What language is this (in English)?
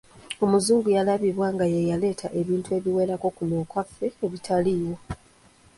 Ganda